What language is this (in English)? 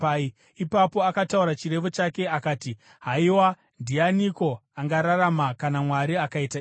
Shona